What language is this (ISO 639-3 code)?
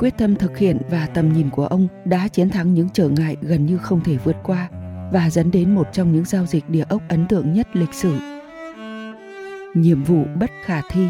vie